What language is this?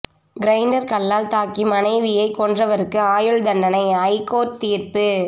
Tamil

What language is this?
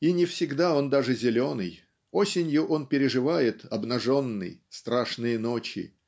Russian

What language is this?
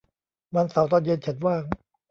Thai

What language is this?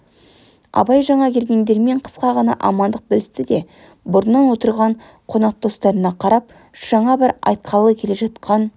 Kazakh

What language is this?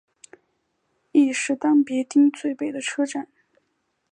Chinese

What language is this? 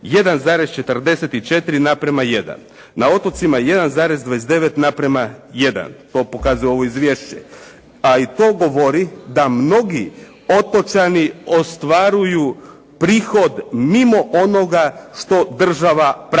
Croatian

